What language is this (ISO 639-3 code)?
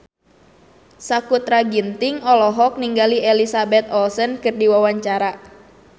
sun